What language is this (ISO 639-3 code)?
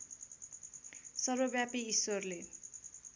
nep